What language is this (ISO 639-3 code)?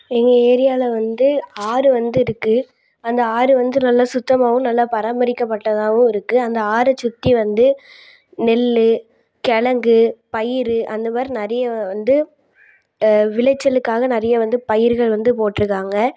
tam